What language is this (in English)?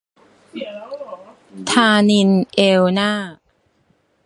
Thai